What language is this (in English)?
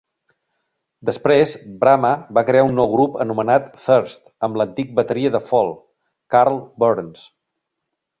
Catalan